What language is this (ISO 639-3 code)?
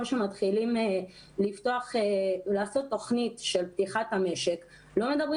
heb